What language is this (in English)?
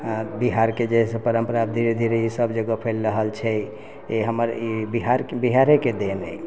Maithili